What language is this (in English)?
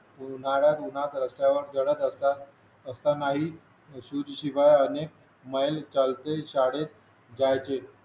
Marathi